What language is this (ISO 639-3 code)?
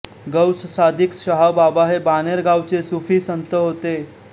mar